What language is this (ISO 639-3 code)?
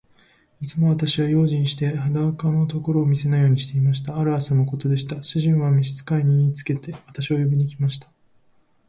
jpn